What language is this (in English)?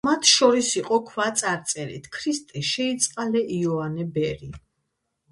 Georgian